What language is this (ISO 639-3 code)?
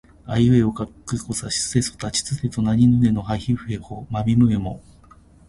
jpn